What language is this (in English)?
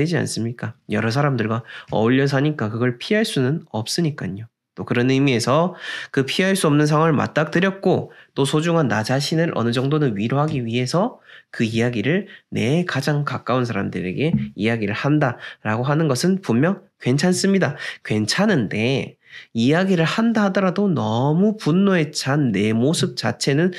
Korean